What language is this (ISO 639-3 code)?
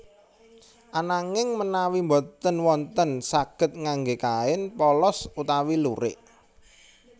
jav